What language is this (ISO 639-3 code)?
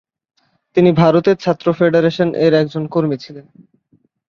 ben